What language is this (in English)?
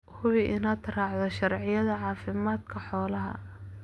Somali